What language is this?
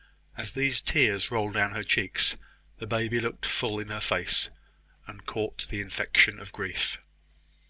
English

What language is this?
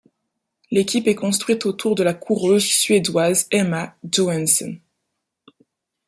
French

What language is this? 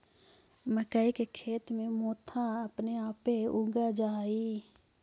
Magahi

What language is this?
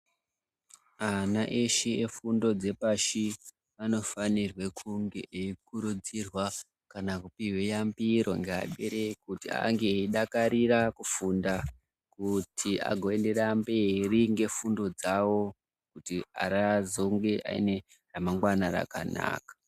Ndau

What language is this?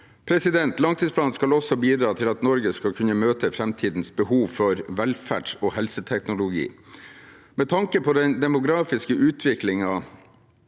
Norwegian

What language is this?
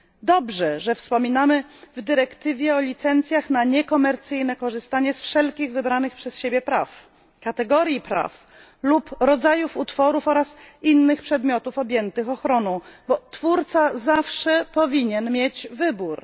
Polish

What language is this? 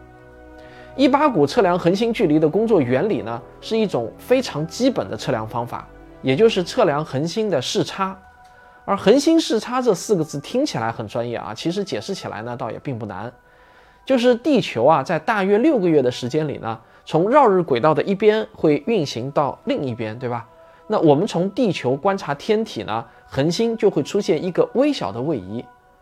Chinese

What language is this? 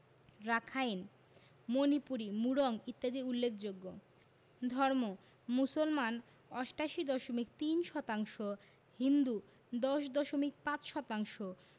Bangla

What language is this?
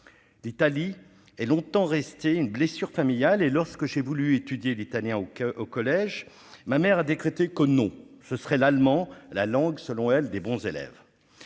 French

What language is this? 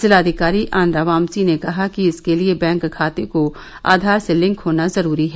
Hindi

